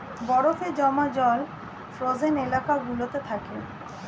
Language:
Bangla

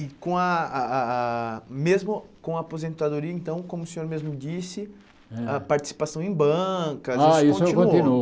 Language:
Portuguese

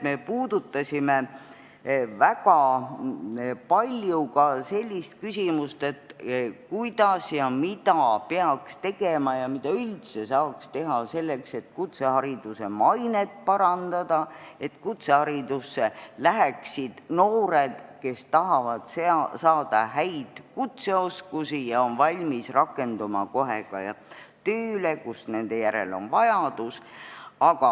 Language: Estonian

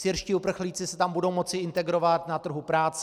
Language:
Czech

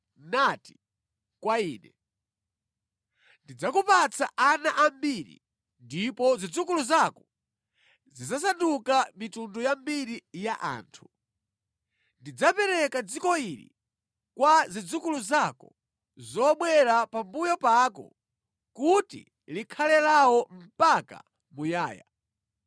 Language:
Nyanja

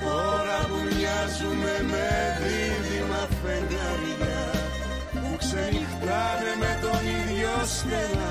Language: Greek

